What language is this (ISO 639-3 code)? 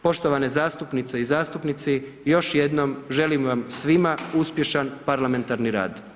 hrv